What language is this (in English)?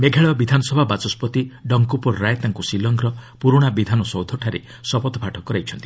Odia